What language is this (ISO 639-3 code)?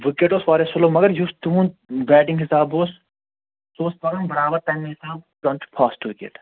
kas